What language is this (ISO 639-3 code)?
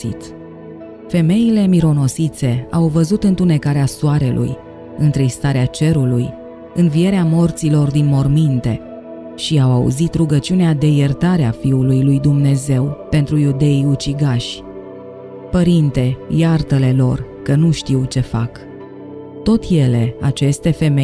ron